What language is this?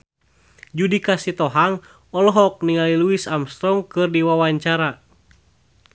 Sundanese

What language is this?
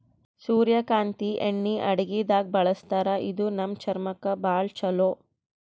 Kannada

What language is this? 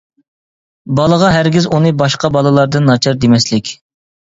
Uyghur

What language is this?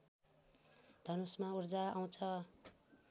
Nepali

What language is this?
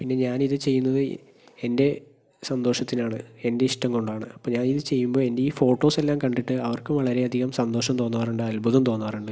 Malayalam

